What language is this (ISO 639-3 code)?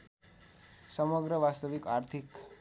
nep